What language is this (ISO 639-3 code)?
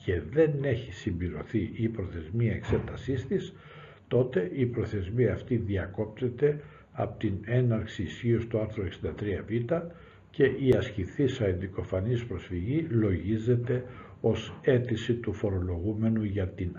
ell